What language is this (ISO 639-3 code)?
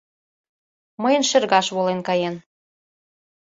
chm